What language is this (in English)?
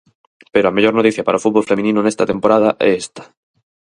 Galician